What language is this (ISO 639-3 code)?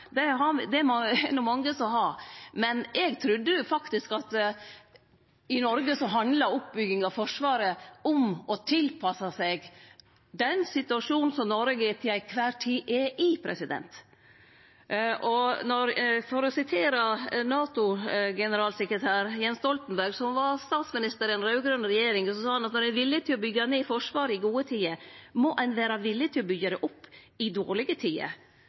nno